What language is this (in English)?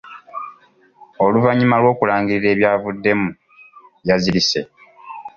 Ganda